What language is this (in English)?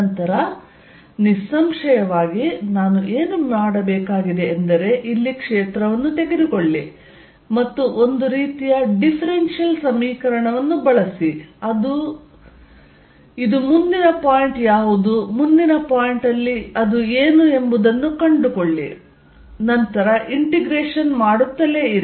Kannada